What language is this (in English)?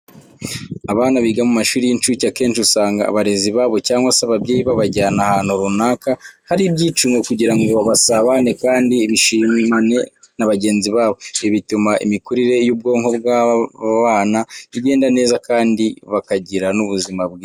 Kinyarwanda